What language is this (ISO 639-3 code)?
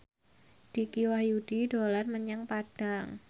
jav